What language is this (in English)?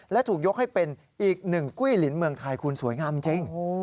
Thai